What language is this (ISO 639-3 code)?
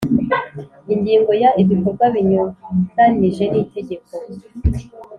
kin